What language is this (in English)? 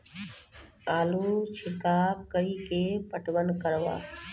Maithili